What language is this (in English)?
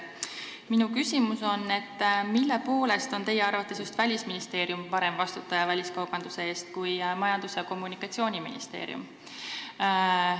Estonian